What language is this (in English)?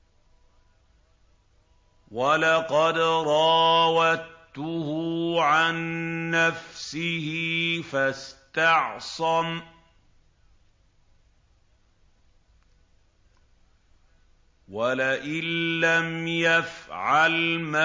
Arabic